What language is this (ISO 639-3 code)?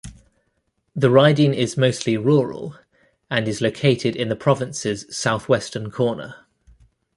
eng